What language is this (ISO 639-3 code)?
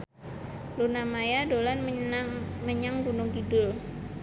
jav